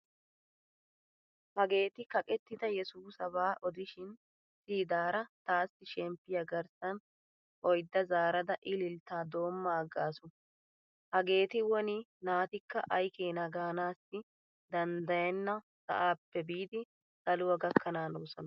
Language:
Wolaytta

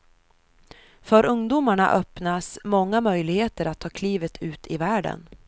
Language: Swedish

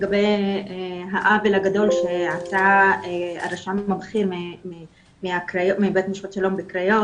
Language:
Hebrew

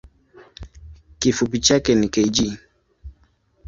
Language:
Swahili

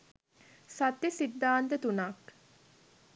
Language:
Sinhala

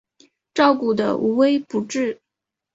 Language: Chinese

